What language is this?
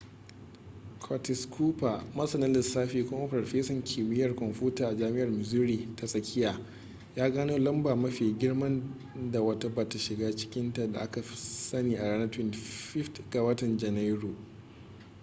Hausa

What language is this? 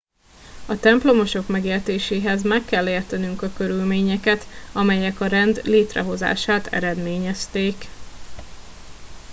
Hungarian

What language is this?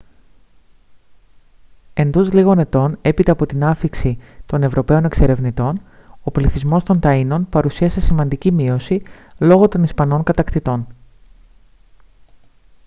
Greek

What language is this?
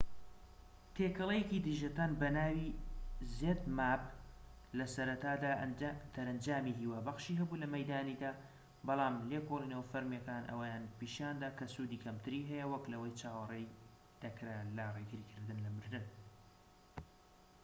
Central Kurdish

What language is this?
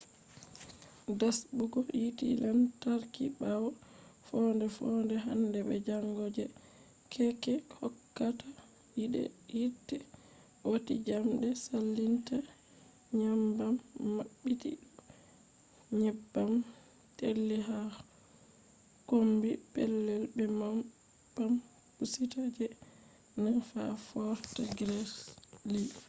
Fula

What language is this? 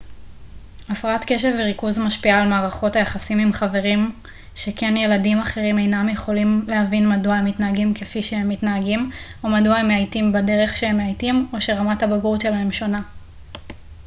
Hebrew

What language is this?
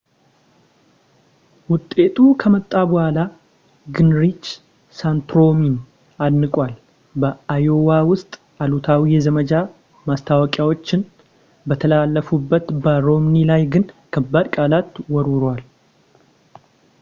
Amharic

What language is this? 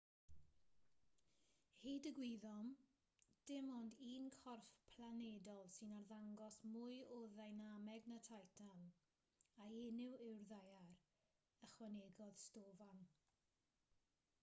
Welsh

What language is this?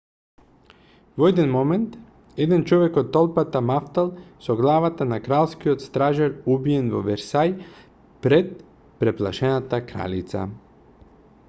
Macedonian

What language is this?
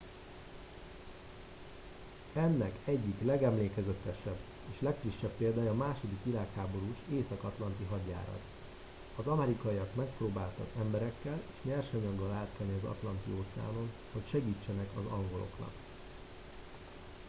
Hungarian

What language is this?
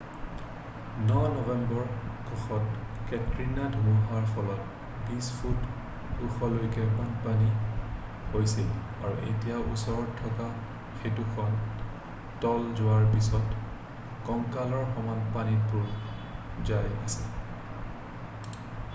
Assamese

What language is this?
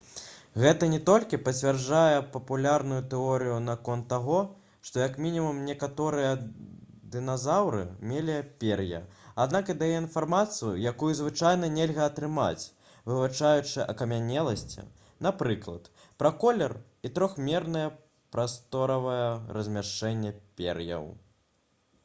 Belarusian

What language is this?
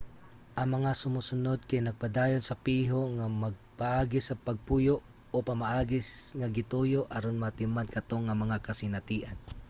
Cebuano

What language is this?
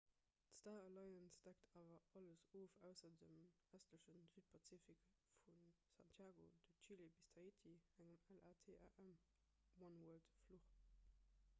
Luxembourgish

